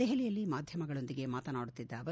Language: Kannada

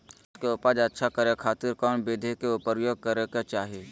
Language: Magahi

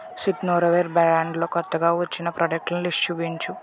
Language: Telugu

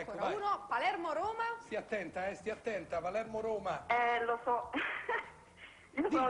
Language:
Italian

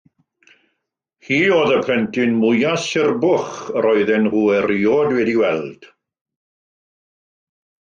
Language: Welsh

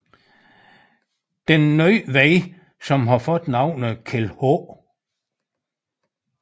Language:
Danish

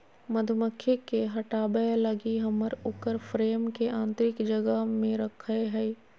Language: Magahi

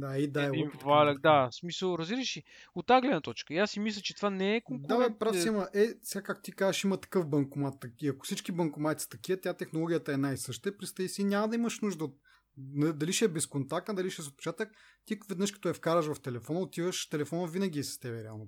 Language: Bulgarian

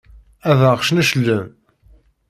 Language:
Kabyle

